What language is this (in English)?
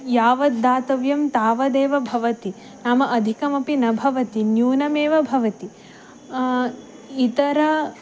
Sanskrit